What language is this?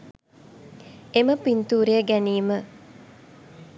Sinhala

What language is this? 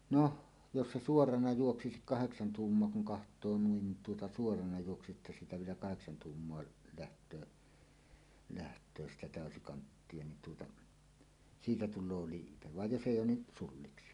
Finnish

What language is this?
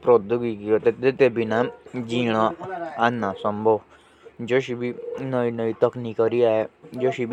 Jaunsari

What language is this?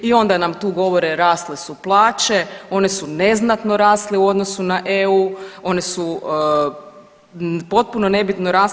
Croatian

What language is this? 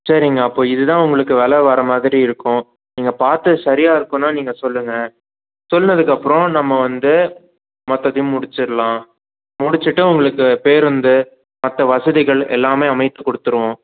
Tamil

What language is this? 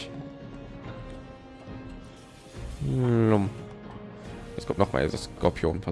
German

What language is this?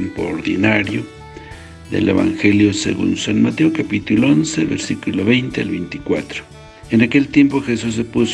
Spanish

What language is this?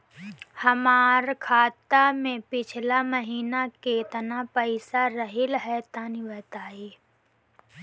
Bhojpuri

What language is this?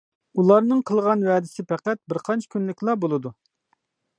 Uyghur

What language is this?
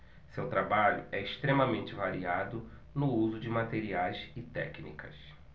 Portuguese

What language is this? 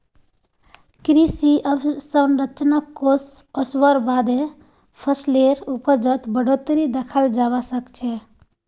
Magahi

